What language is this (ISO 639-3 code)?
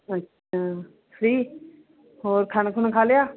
pan